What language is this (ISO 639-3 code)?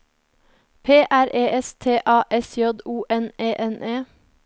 nor